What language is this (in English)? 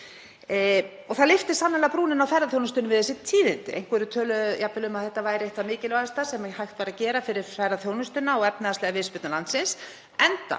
Icelandic